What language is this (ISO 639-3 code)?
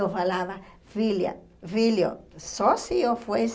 por